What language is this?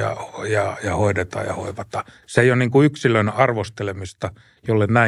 Finnish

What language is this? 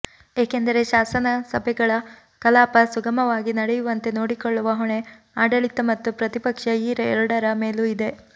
Kannada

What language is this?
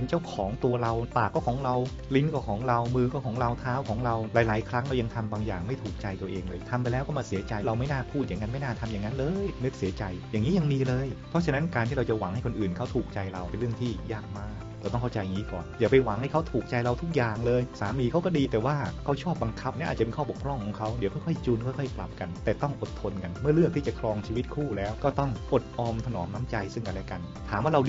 Thai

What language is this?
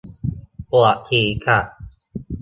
Thai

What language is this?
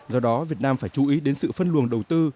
Vietnamese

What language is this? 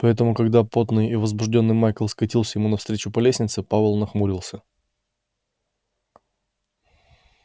Russian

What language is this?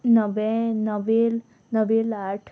Konkani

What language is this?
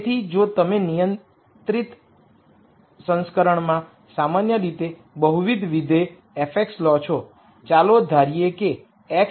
Gujarati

